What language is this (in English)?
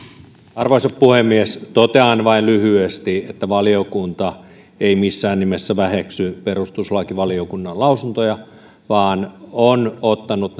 Finnish